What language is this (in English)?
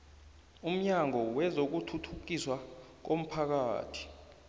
South Ndebele